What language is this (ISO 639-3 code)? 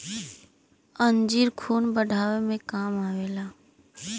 bho